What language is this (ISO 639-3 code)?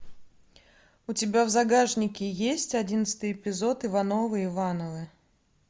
rus